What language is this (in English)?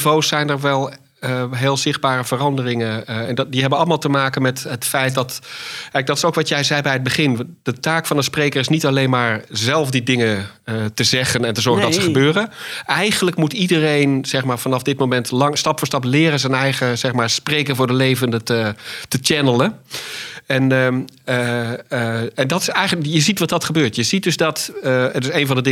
Dutch